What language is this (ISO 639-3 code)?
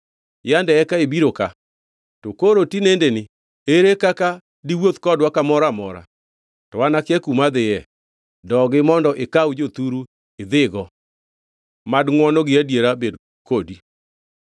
luo